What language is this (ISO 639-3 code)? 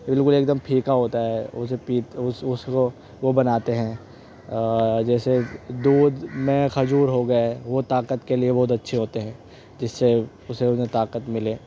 urd